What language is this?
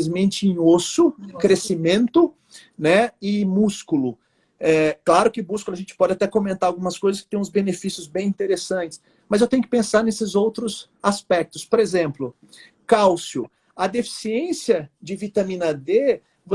Portuguese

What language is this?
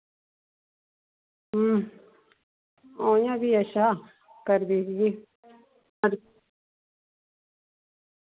Dogri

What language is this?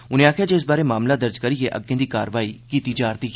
Dogri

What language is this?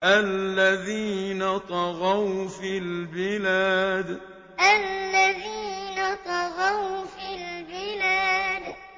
Arabic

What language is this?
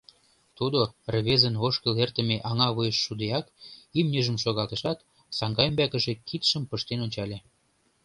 Mari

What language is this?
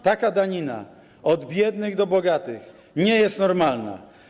Polish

